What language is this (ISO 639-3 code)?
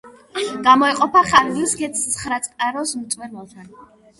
kat